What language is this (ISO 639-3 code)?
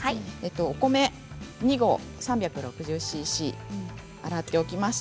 jpn